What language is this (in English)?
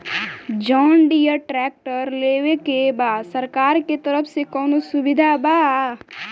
Bhojpuri